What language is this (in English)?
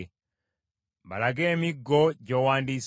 Ganda